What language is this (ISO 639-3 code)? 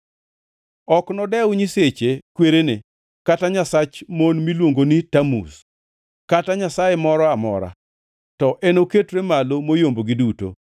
luo